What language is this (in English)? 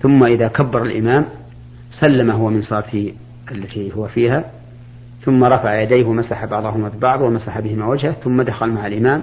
Arabic